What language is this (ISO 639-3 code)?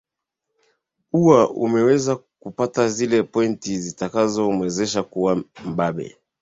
swa